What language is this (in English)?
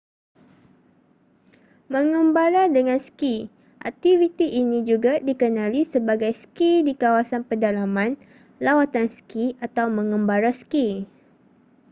Malay